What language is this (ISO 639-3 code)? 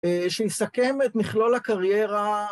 heb